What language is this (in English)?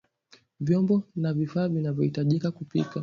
Swahili